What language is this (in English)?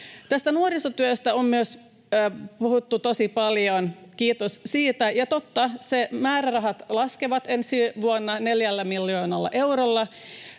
Finnish